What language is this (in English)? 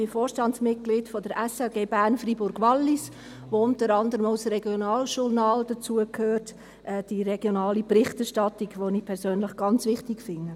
Swiss German